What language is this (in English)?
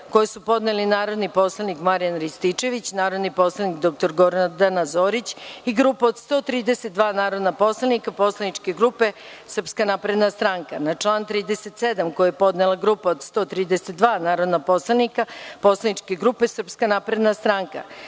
Serbian